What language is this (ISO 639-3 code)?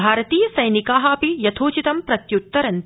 san